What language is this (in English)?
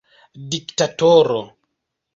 Esperanto